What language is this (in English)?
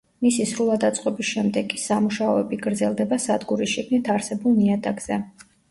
Georgian